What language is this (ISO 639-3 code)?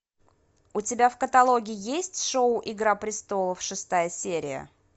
rus